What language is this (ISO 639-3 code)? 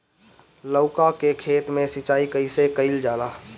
bho